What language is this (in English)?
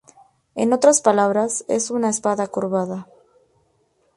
Spanish